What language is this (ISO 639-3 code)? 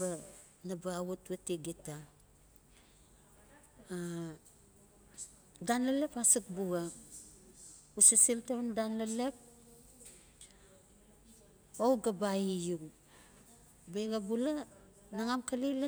ncf